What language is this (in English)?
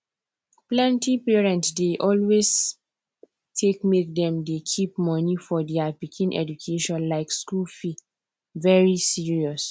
Nigerian Pidgin